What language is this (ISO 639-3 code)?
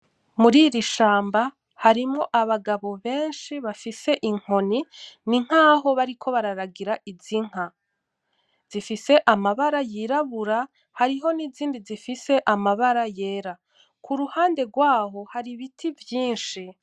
run